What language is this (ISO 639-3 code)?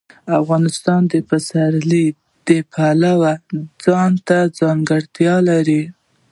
pus